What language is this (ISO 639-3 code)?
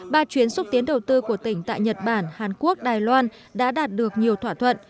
vie